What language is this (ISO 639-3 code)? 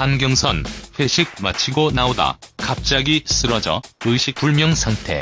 kor